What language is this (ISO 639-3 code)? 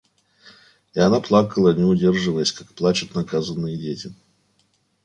rus